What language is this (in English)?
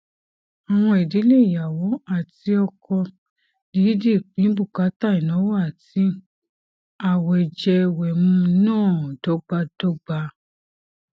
Yoruba